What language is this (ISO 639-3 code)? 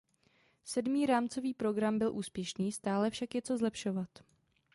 ces